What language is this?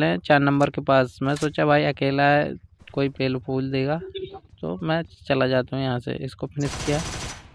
Hindi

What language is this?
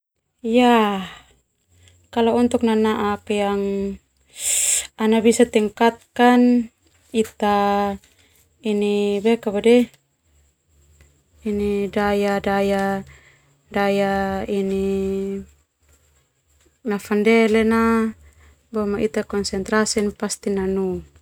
Termanu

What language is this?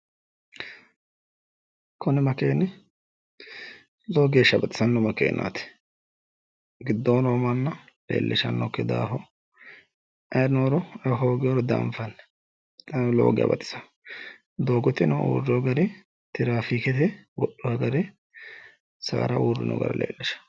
Sidamo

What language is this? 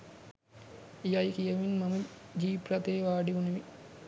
Sinhala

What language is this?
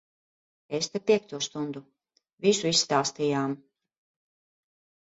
Latvian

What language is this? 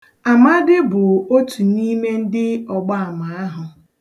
Igbo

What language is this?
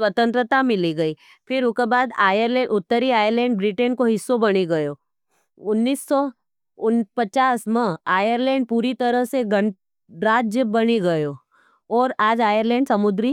Nimadi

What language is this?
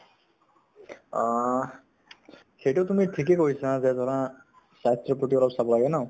Assamese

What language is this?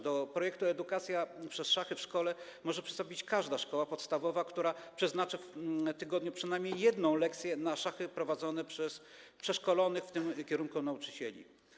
Polish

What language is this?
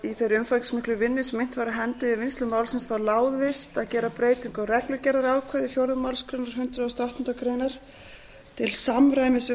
Icelandic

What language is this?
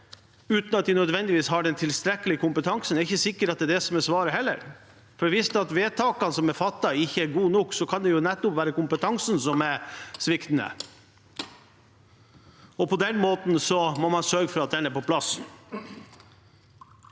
Norwegian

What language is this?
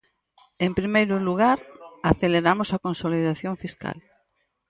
Galician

